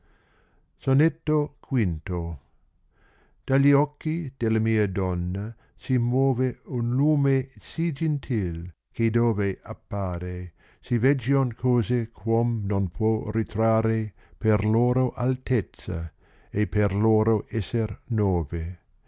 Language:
Italian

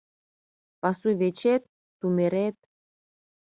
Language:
Mari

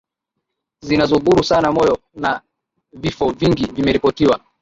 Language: Swahili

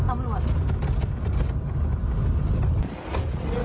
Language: Thai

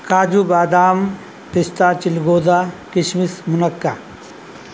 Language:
Urdu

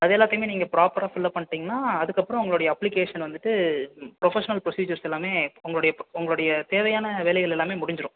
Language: Tamil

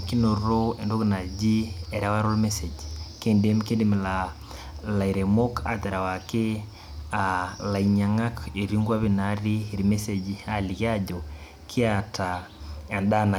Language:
Masai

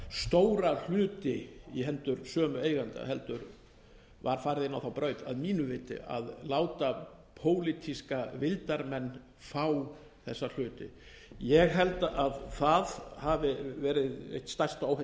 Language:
Icelandic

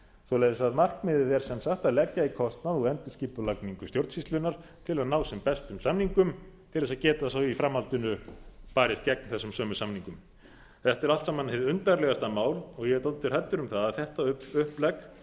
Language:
Icelandic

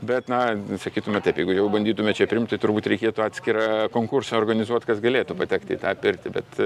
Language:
Lithuanian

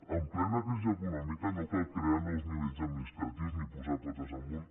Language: Catalan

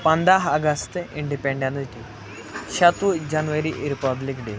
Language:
Kashmiri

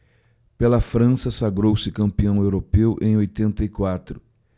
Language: Portuguese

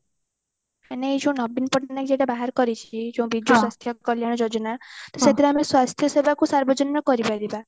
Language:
Odia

